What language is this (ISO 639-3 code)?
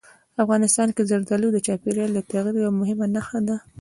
pus